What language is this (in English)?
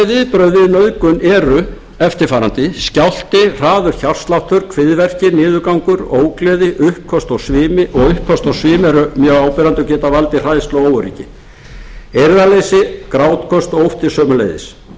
Icelandic